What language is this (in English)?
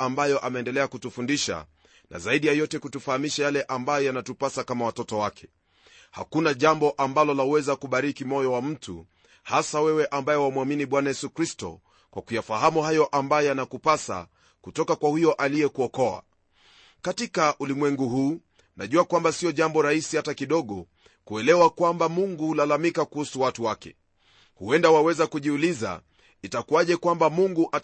Swahili